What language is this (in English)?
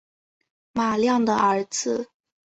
Chinese